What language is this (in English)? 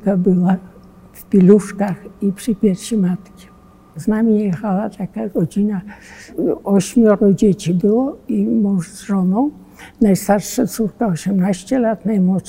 Polish